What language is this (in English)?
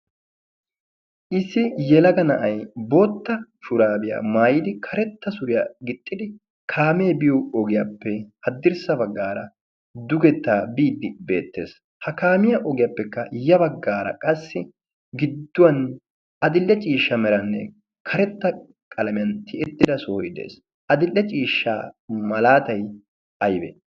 Wolaytta